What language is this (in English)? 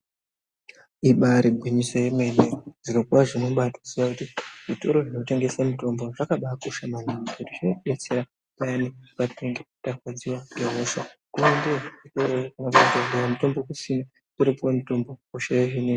Ndau